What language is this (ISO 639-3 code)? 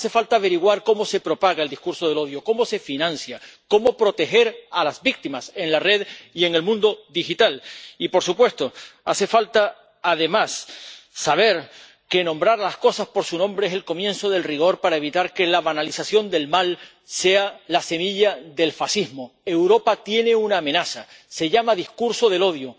spa